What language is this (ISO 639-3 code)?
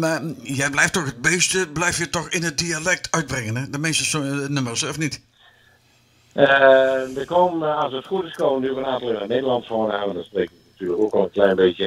nld